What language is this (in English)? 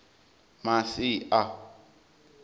Venda